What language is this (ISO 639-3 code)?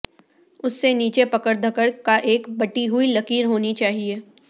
urd